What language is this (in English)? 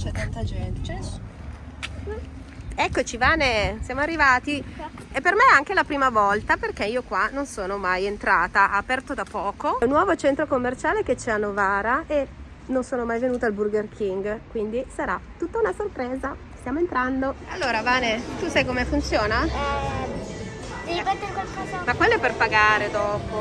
Italian